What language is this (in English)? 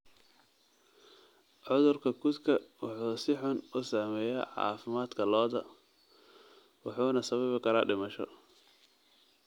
Somali